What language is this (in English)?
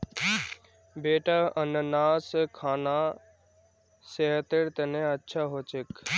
Magahi